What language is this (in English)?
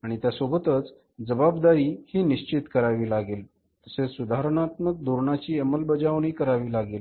Marathi